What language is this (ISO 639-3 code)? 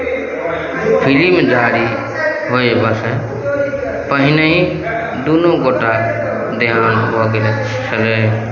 mai